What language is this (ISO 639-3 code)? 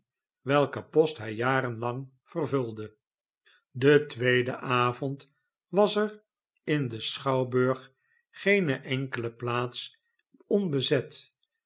nld